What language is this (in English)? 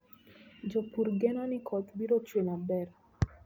Luo (Kenya and Tanzania)